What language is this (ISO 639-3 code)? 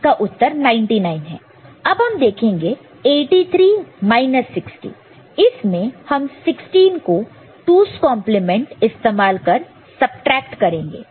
hin